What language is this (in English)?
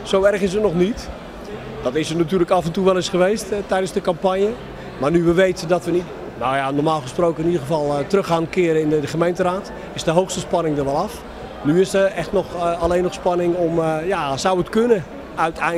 Dutch